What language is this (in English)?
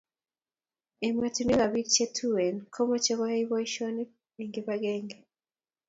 Kalenjin